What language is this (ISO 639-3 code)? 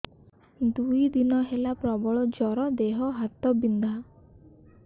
ori